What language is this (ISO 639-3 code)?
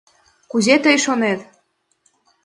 chm